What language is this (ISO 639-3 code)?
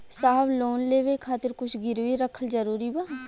bho